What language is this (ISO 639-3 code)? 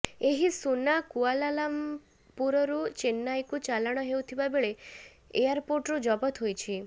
ori